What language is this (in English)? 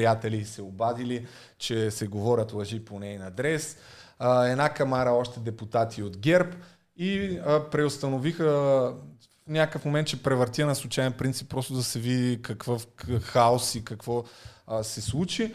Bulgarian